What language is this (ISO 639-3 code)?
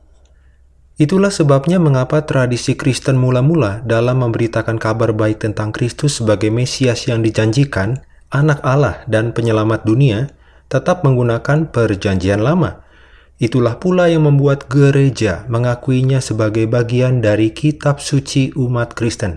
ind